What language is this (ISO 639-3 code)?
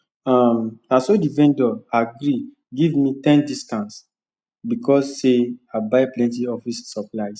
pcm